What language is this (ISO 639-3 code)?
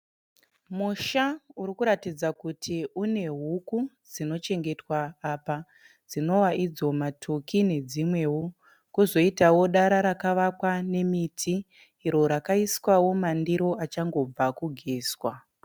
sna